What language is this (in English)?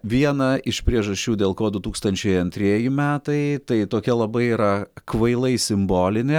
Lithuanian